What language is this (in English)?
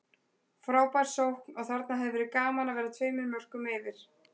Icelandic